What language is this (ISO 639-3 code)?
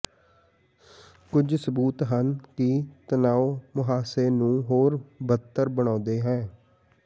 pan